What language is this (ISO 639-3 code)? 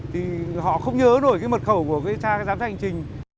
vie